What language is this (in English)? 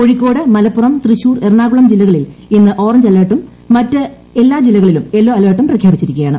Malayalam